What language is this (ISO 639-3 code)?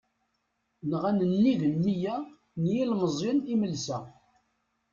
kab